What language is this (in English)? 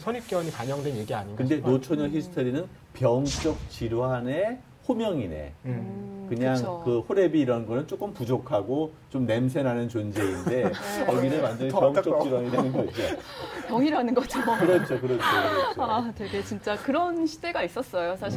Korean